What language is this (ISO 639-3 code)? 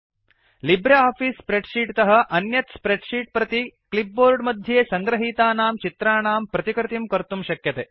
san